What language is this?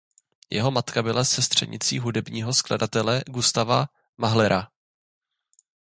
Czech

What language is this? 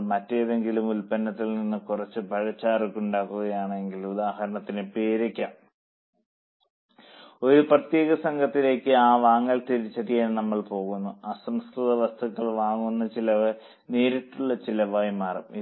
Malayalam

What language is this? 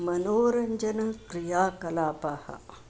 Sanskrit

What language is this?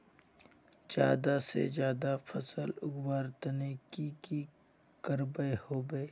Magahi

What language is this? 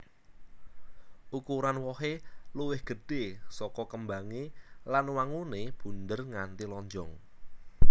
Javanese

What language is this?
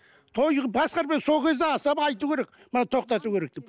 Kazakh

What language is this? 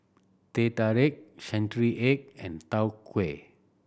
English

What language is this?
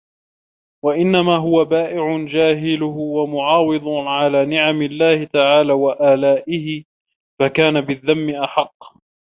Arabic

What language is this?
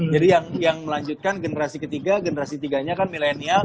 Indonesian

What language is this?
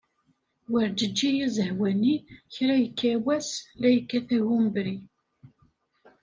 Kabyle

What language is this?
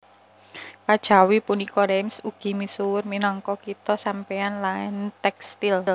Javanese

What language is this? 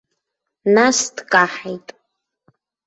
Abkhazian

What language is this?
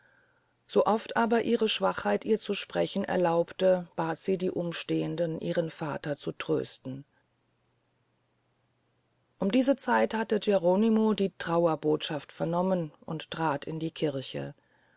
German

